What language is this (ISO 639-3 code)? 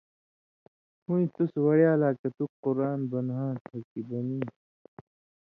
mvy